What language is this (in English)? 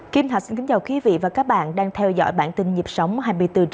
Vietnamese